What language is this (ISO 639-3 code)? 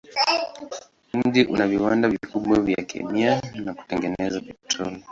swa